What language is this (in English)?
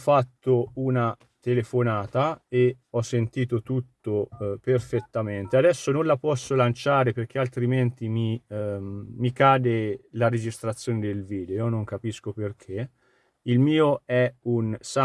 Italian